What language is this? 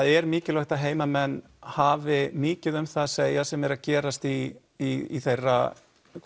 Icelandic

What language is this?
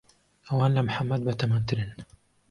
Central Kurdish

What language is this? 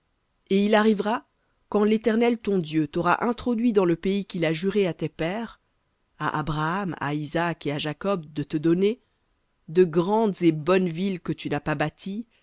French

